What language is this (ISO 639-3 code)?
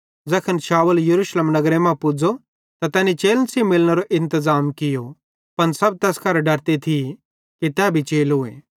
bhd